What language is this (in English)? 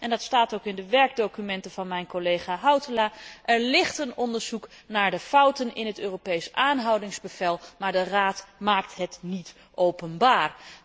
Dutch